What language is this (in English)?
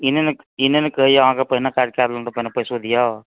Maithili